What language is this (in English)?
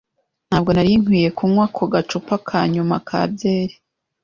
Kinyarwanda